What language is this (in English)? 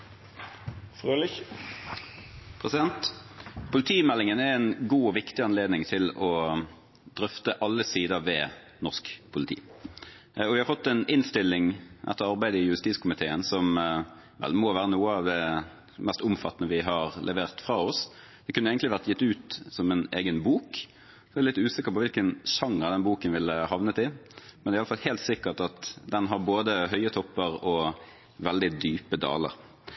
Norwegian